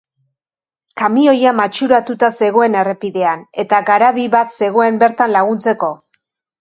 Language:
Basque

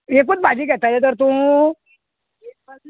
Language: Konkani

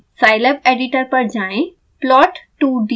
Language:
Hindi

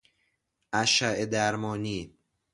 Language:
Persian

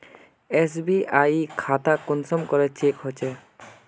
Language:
Magahi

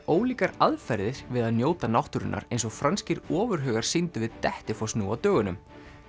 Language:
Icelandic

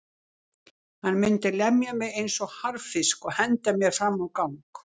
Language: Icelandic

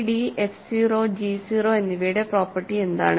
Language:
Malayalam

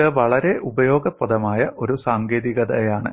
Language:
Malayalam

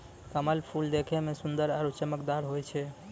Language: Maithili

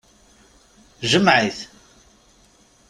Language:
Kabyle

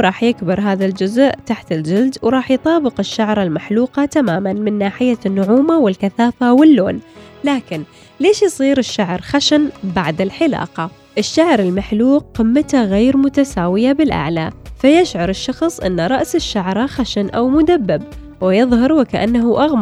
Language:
Arabic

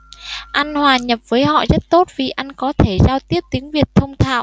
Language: Vietnamese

